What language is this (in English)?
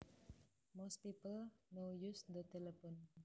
Javanese